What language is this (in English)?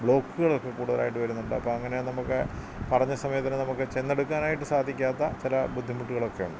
Malayalam